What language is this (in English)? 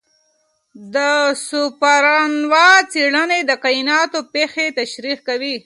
Pashto